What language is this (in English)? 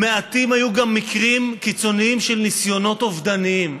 Hebrew